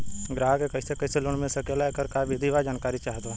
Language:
Bhojpuri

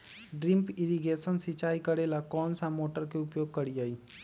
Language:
Magahi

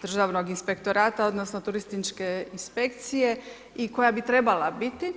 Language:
Croatian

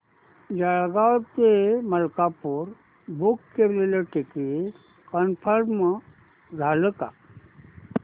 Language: Marathi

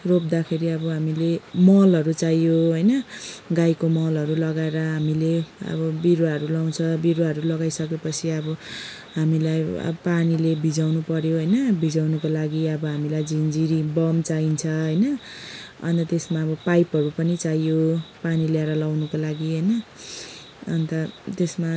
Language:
Nepali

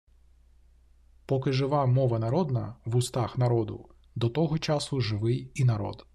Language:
Ukrainian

